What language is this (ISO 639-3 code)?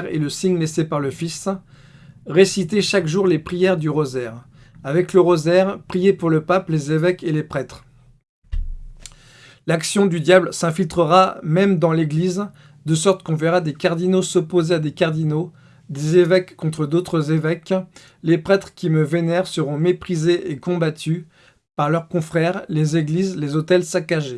fra